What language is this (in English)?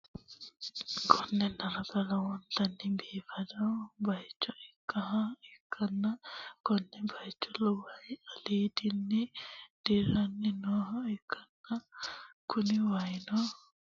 Sidamo